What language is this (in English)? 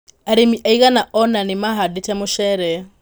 Kikuyu